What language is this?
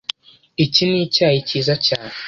Kinyarwanda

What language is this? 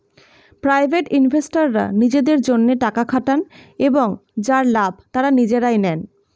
Bangla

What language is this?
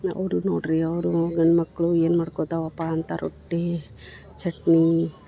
Kannada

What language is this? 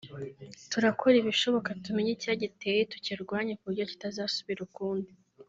Kinyarwanda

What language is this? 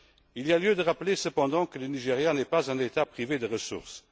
French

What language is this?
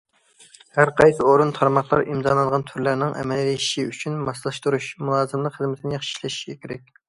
Uyghur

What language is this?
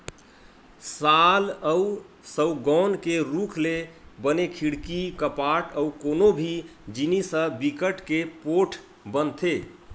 Chhattisgarhi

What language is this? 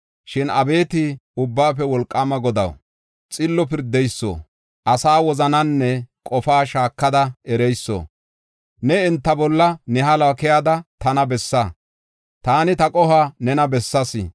Gofa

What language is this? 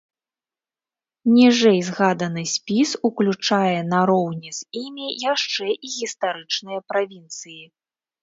Belarusian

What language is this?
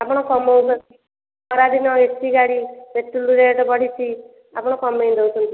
Odia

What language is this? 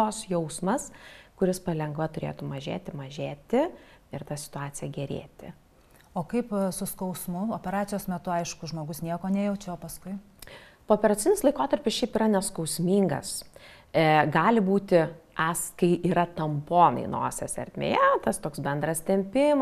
Lithuanian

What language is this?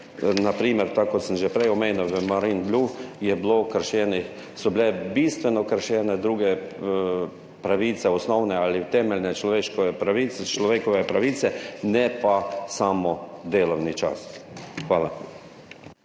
Slovenian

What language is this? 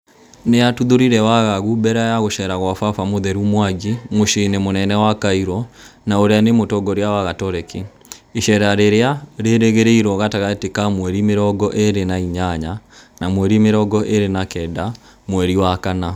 Kikuyu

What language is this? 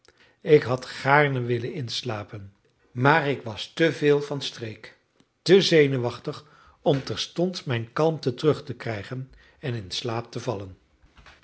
Dutch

